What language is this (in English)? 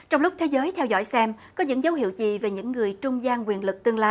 Vietnamese